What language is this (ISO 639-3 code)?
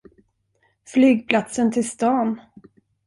swe